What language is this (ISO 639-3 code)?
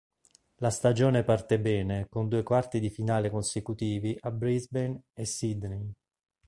ita